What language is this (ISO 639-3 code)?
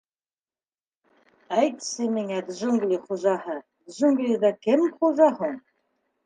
bak